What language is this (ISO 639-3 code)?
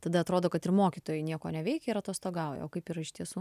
lit